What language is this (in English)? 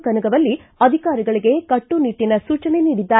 Kannada